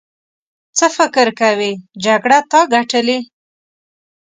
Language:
Pashto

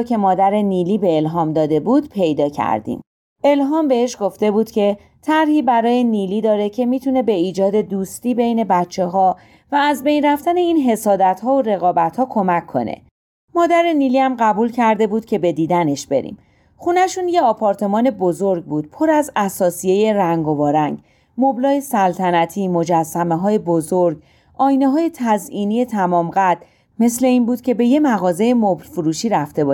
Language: Persian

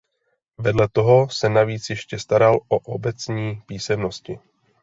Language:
Czech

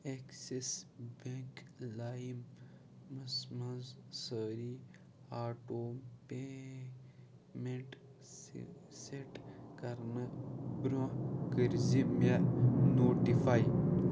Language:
Kashmiri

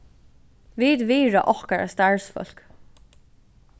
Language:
Faroese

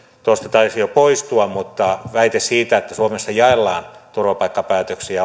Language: Finnish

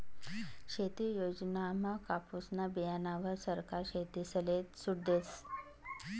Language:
Marathi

